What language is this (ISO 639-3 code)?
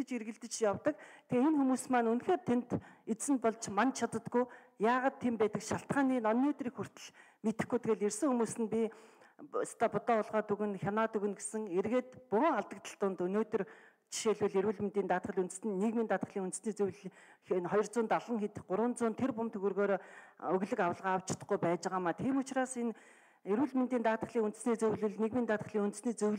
tur